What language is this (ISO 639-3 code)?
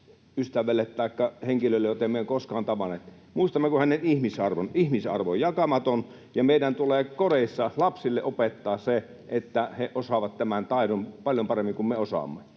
fin